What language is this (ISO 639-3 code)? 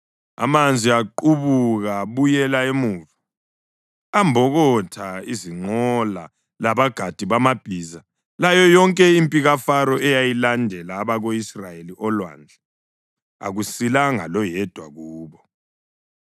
nde